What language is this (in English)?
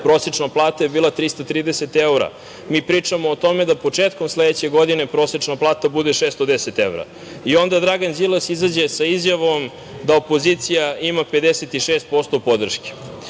Serbian